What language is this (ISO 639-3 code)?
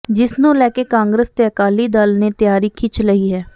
pan